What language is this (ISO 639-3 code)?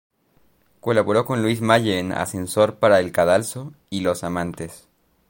spa